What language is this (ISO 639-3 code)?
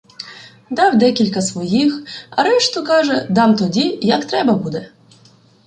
ukr